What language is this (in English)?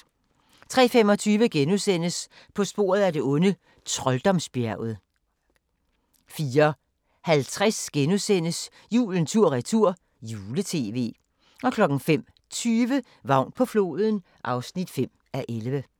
Danish